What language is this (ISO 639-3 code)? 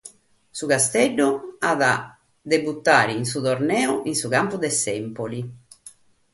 srd